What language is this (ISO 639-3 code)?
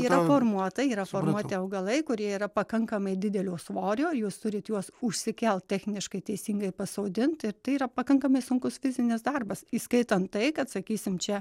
lit